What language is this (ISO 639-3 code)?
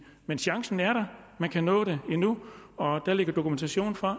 dan